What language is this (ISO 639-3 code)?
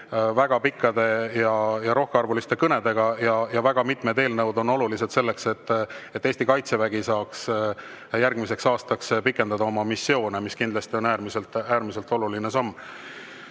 est